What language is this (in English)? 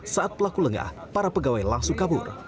Indonesian